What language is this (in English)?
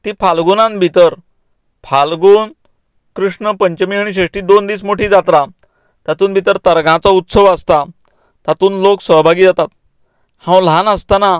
Konkani